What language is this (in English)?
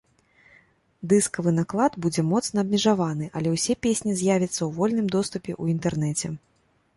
Belarusian